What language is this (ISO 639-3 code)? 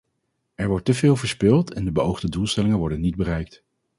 nld